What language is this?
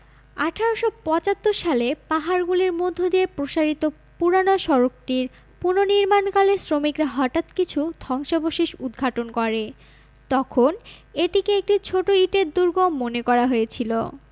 Bangla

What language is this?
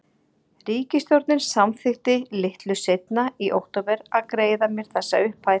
Icelandic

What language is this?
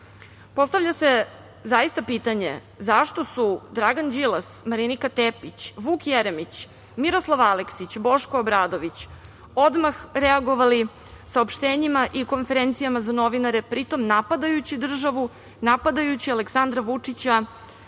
Serbian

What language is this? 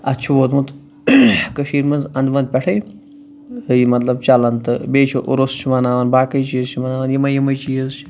Kashmiri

